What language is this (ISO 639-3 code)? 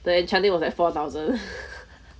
eng